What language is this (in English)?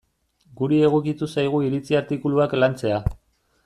Basque